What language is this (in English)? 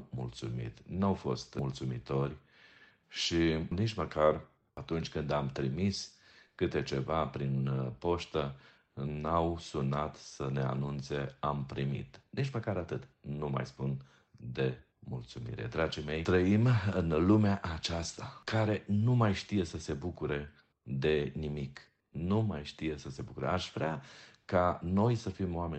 Romanian